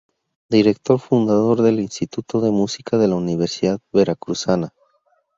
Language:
Spanish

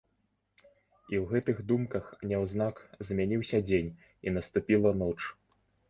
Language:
Belarusian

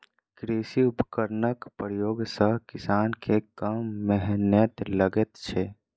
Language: Maithili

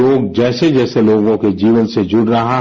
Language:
Hindi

